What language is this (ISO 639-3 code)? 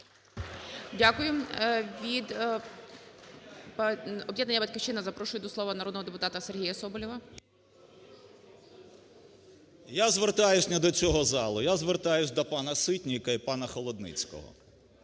ukr